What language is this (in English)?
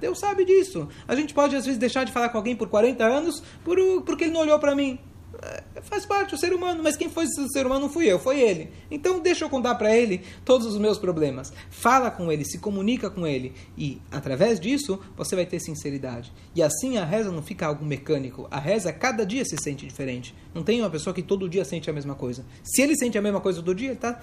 Portuguese